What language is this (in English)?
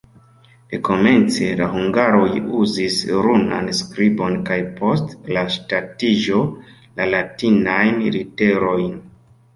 Esperanto